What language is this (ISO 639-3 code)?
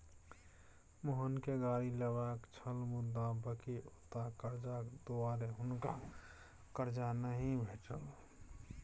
mai